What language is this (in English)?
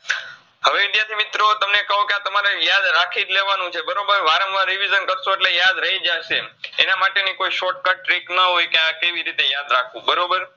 Gujarati